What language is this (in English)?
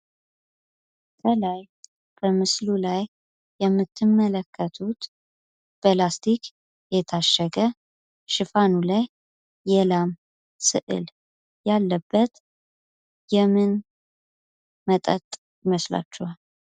Amharic